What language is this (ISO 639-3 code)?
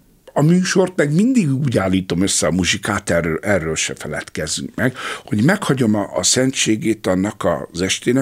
hun